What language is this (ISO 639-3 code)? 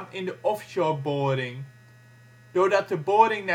nld